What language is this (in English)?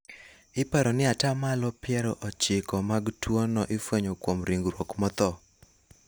Luo (Kenya and Tanzania)